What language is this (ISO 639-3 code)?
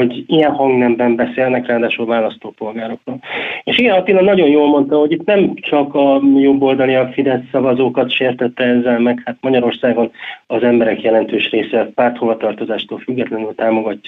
hun